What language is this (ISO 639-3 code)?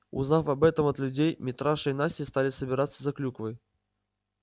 rus